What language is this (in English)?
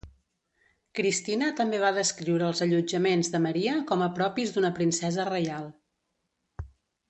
Catalan